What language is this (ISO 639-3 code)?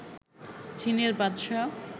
ben